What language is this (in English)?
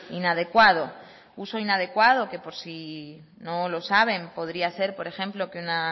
Spanish